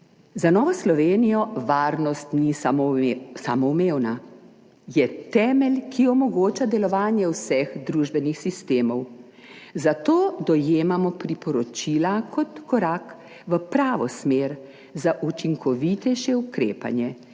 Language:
Slovenian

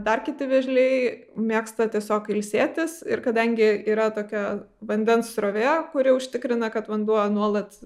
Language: Lithuanian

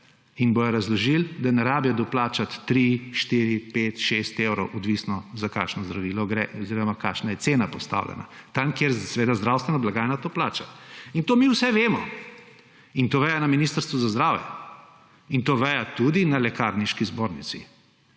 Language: Slovenian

